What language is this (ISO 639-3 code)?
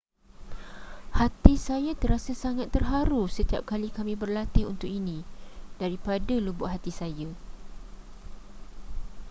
msa